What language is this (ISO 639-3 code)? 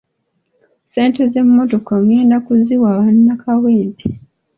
lug